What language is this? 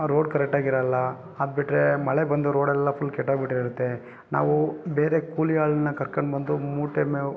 Kannada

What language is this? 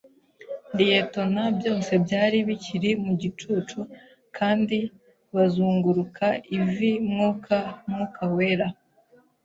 Kinyarwanda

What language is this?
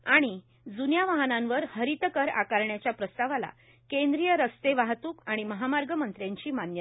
Marathi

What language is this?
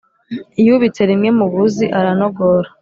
Kinyarwanda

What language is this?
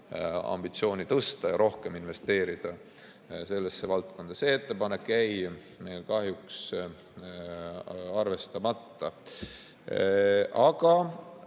Estonian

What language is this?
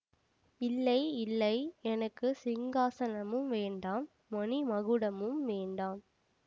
Tamil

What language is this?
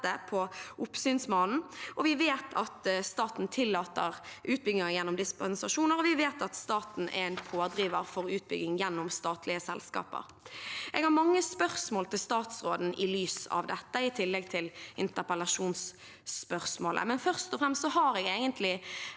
Norwegian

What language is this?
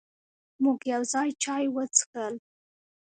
Pashto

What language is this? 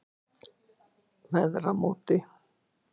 Icelandic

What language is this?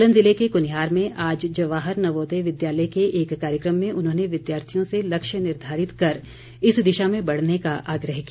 Hindi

